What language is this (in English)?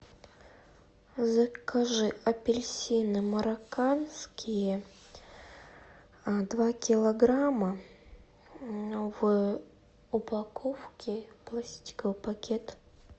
Russian